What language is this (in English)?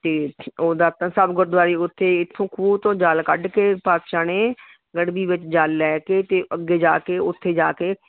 Punjabi